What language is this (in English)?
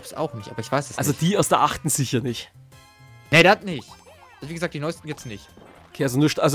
German